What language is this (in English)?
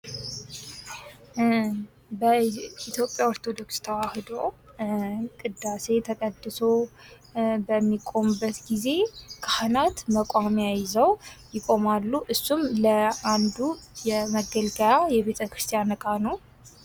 Amharic